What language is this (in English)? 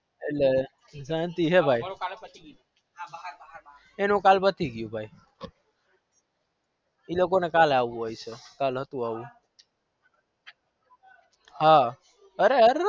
Gujarati